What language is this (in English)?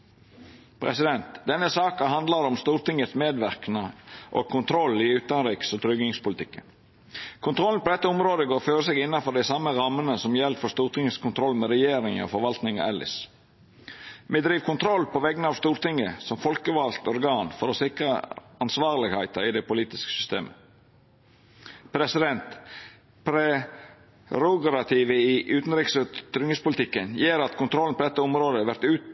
Norwegian Nynorsk